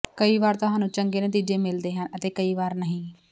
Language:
Punjabi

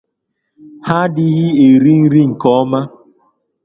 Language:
Igbo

